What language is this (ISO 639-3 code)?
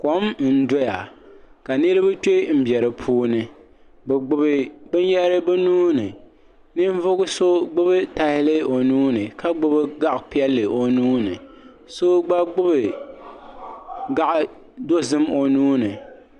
dag